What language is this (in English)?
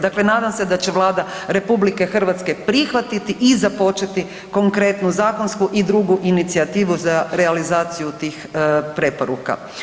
Croatian